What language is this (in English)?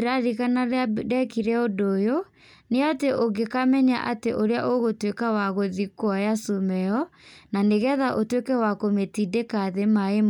Kikuyu